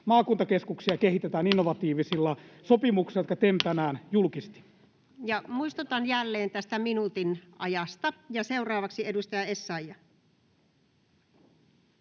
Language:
Finnish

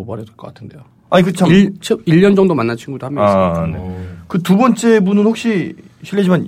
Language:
Korean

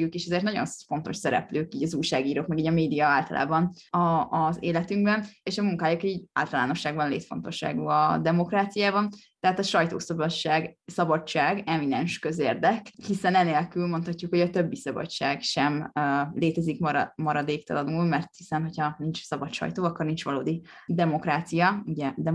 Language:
Hungarian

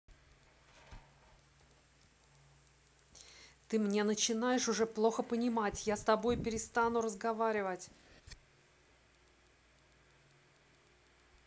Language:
Russian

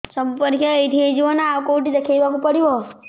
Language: Odia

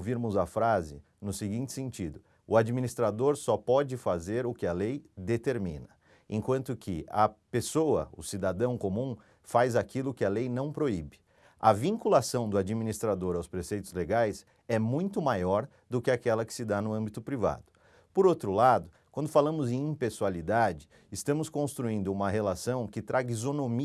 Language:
Portuguese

